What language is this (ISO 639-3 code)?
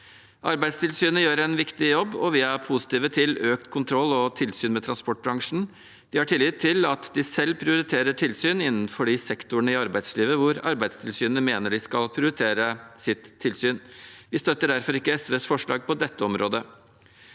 nor